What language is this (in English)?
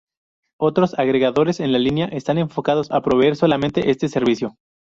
Spanish